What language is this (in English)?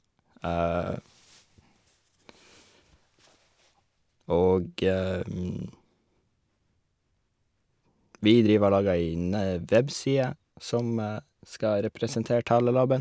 Norwegian